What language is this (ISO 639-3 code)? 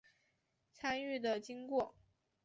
zho